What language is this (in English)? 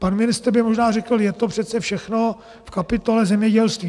Czech